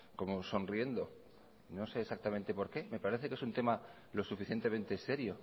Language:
Spanish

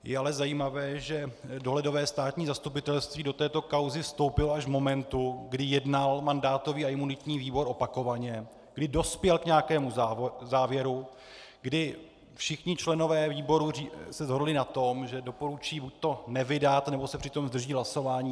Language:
Czech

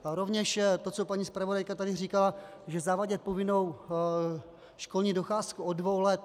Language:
Czech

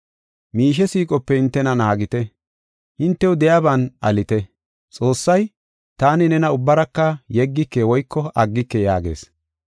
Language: Gofa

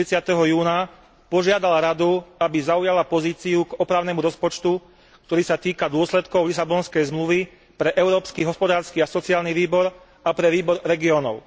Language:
Slovak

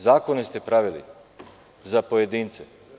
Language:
Serbian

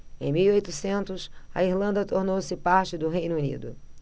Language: Portuguese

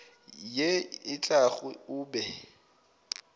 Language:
Northern Sotho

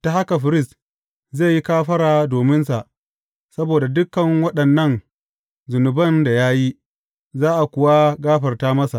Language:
Hausa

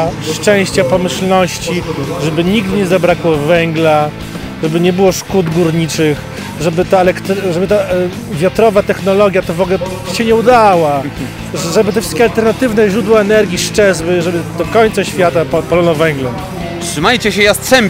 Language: Polish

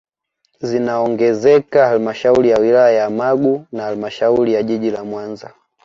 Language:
Swahili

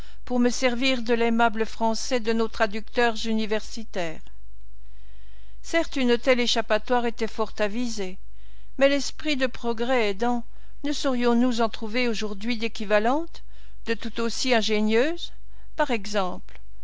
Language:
French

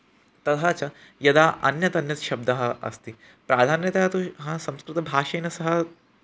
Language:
Sanskrit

